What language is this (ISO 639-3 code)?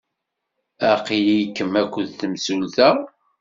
kab